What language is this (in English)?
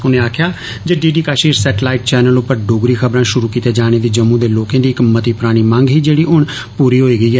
Dogri